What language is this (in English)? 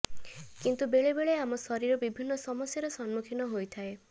Odia